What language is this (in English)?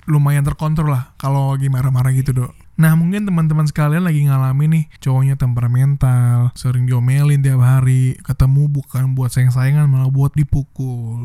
Indonesian